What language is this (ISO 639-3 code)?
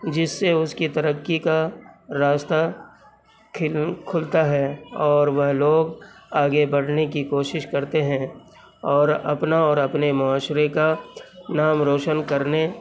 urd